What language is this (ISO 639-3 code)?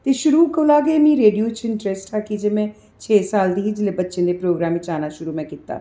doi